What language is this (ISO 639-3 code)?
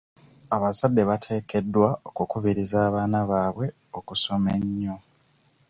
lug